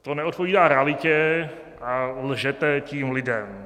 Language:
Czech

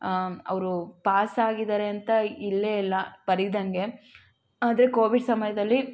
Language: Kannada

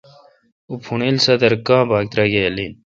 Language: Kalkoti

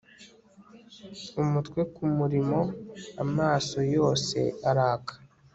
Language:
Kinyarwanda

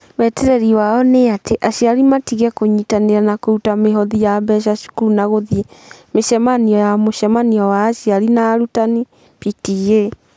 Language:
Kikuyu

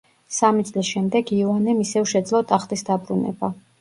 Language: Georgian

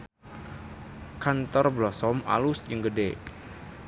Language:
Sundanese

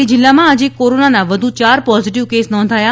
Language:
Gujarati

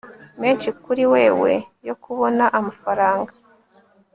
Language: Kinyarwanda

